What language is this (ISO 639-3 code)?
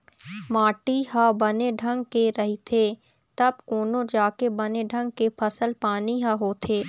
hne